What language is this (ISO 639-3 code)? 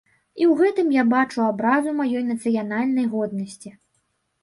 bel